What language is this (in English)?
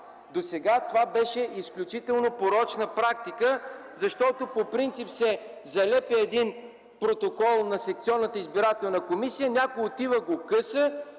Bulgarian